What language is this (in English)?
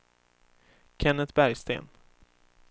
Swedish